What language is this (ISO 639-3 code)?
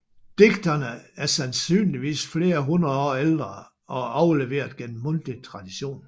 dan